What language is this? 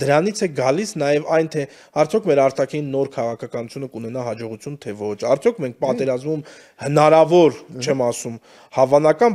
Romanian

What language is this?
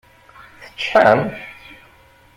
Kabyle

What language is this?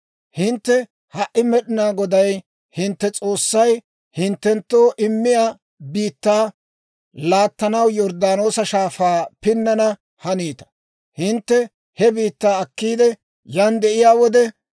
Dawro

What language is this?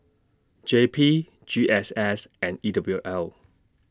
English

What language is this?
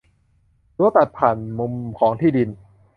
Thai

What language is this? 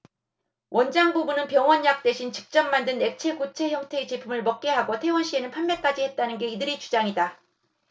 Korean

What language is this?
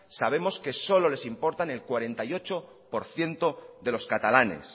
Spanish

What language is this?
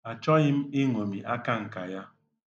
Igbo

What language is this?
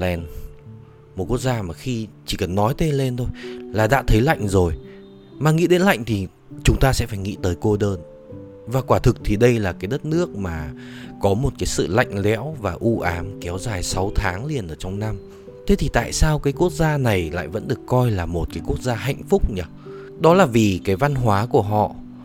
Vietnamese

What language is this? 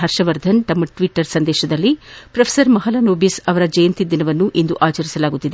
Kannada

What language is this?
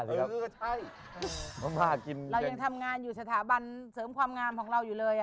Thai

